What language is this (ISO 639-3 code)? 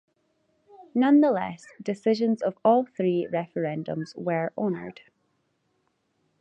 eng